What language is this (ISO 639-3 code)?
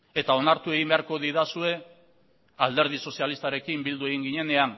eus